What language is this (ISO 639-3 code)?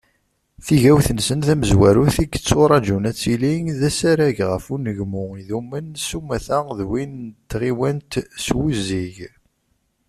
kab